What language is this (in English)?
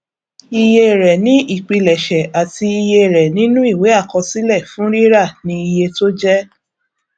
Yoruba